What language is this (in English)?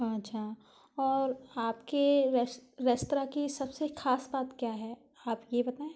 Hindi